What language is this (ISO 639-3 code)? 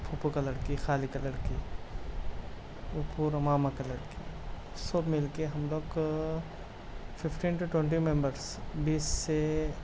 urd